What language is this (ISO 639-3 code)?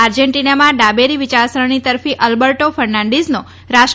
guj